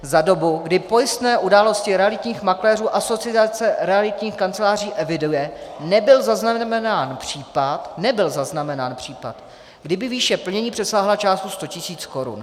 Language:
Czech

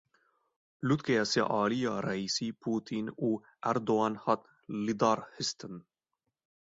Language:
Kurdish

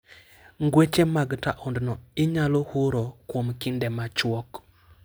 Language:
Luo (Kenya and Tanzania)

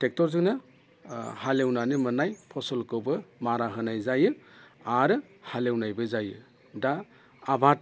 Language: Bodo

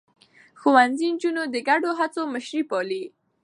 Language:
Pashto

